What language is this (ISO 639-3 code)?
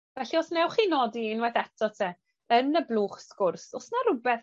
cym